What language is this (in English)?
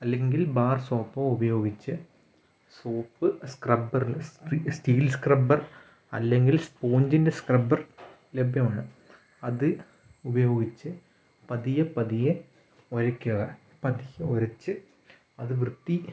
Malayalam